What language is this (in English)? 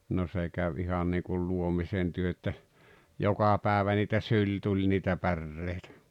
Finnish